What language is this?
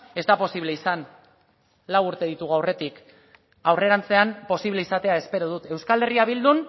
Basque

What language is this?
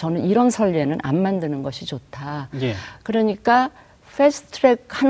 Korean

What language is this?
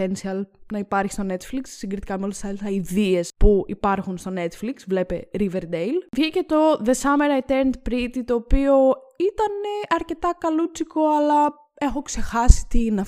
Greek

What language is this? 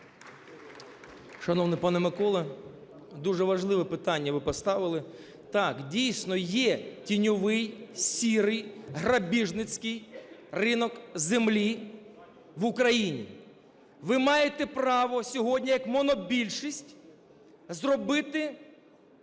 Ukrainian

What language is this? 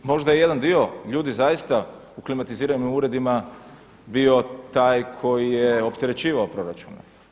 Croatian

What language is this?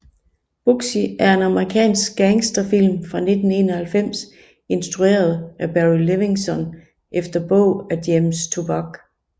Danish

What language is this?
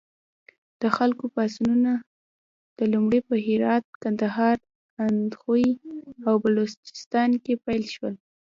Pashto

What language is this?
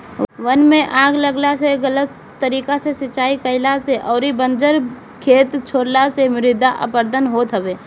Bhojpuri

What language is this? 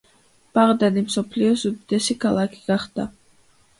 Georgian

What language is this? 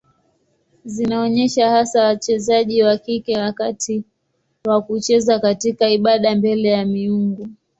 Swahili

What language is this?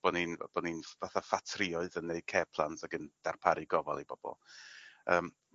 Welsh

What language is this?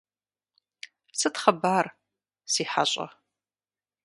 Kabardian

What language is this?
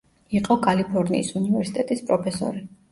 Georgian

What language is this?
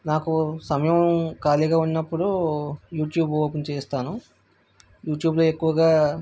Telugu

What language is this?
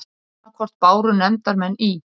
Icelandic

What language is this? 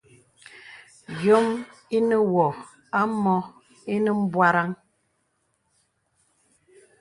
Bebele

